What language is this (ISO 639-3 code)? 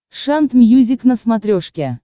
rus